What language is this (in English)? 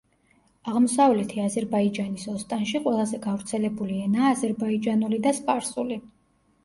Georgian